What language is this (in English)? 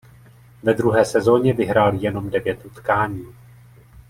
Czech